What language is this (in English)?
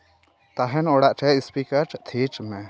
Santali